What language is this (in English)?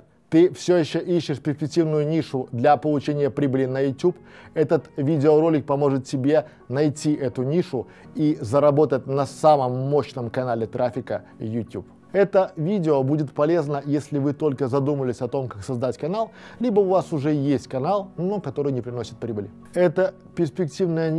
Russian